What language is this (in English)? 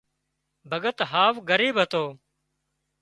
Wadiyara Koli